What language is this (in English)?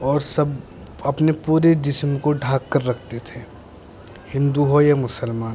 Urdu